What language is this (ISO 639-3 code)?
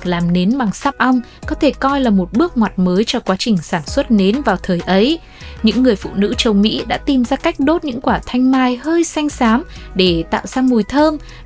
vie